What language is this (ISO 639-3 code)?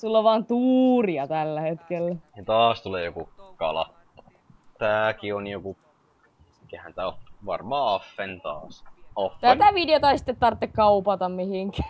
fin